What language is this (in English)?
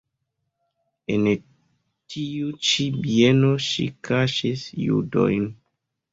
Esperanto